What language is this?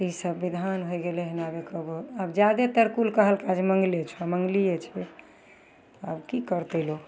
Maithili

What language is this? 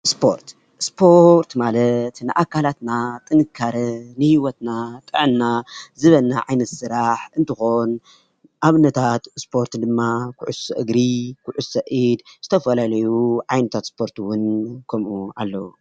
Tigrinya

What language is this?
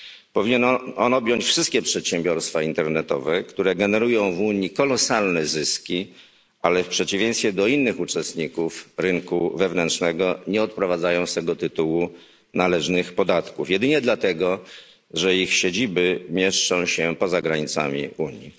Polish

